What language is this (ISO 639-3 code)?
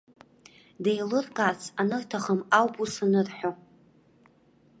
abk